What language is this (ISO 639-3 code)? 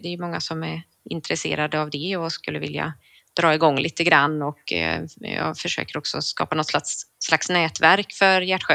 swe